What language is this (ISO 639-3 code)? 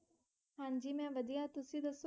pan